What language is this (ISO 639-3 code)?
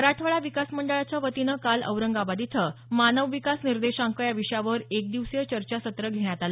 mar